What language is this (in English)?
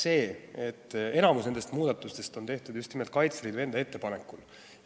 Estonian